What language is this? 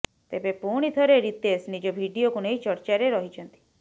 Odia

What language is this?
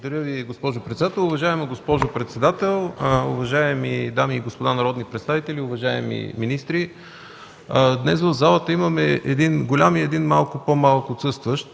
Bulgarian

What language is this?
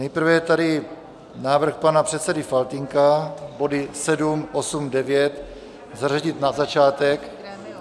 Czech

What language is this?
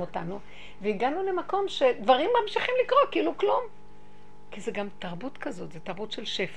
Hebrew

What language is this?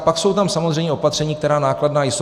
Czech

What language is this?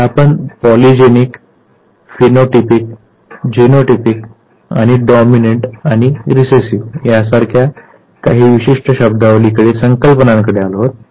Marathi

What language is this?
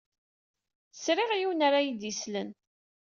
Kabyle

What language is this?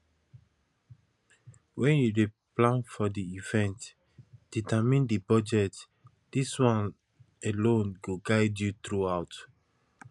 Nigerian Pidgin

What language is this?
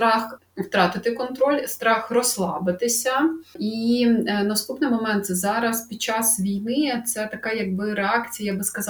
Ukrainian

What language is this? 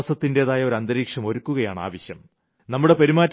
Malayalam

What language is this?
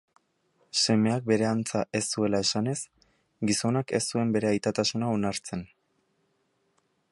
Basque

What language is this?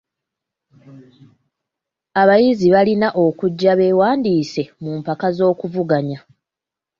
Ganda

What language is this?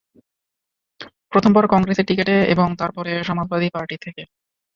Bangla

